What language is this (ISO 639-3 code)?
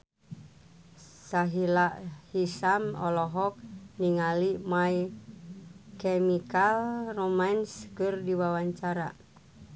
sun